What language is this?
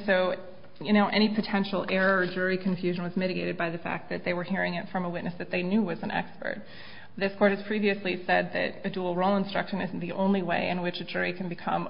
English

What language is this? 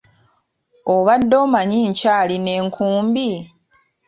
Ganda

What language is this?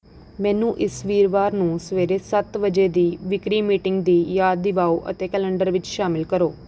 Punjabi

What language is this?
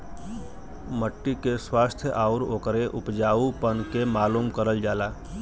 Bhojpuri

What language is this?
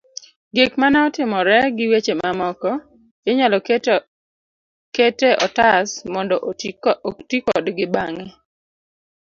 Luo (Kenya and Tanzania)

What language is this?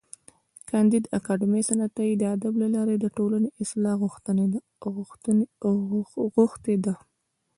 Pashto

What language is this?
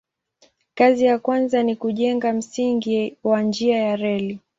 Swahili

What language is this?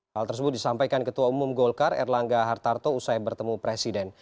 Indonesian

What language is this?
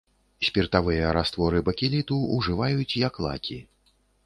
Belarusian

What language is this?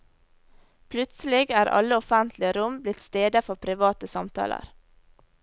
Norwegian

